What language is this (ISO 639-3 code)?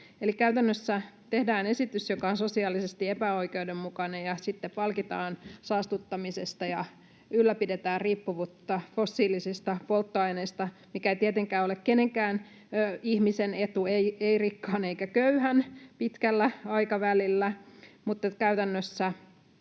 fin